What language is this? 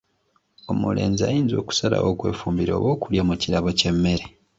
Ganda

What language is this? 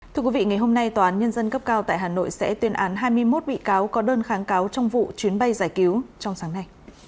Vietnamese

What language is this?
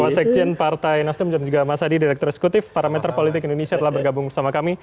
Indonesian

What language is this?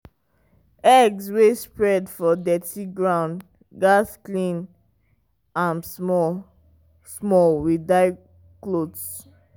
Nigerian Pidgin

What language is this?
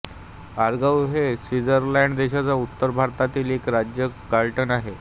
Marathi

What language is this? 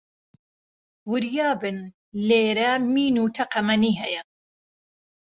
Central Kurdish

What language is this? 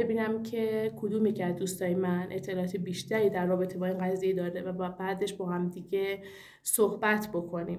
Persian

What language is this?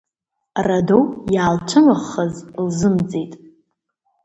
Abkhazian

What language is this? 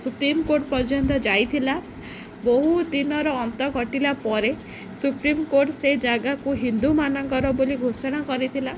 Odia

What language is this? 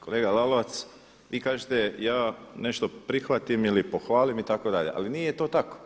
Croatian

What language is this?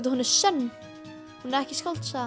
Icelandic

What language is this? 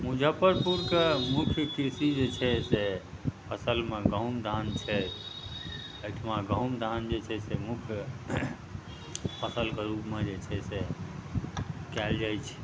Maithili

